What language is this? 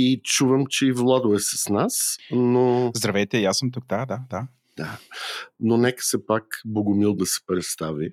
Bulgarian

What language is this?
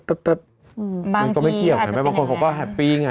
Thai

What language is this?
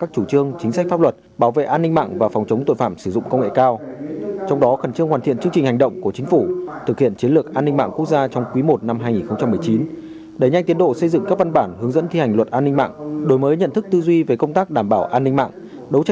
Vietnamese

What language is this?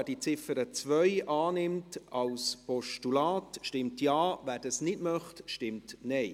Swiss German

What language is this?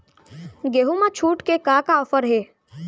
Chhattisgarhi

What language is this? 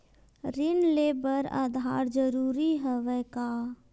Chhattisgarhi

